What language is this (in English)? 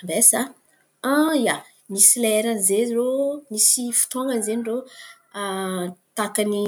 Antankarana Malagasy